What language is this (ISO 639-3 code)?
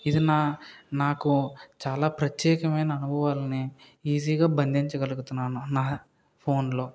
tel